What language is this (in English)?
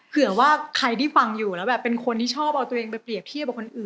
Thai